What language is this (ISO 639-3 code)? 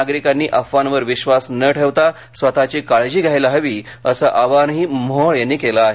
mar